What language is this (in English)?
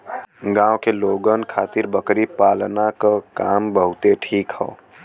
Bhojpuri